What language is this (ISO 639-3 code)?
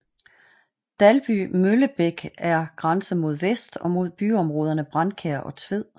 dan